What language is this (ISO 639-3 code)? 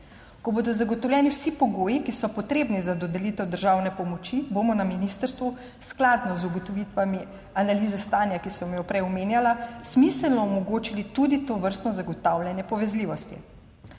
slv